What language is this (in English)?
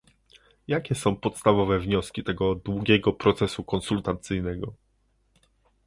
Polish